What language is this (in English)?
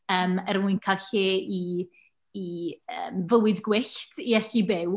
Welsh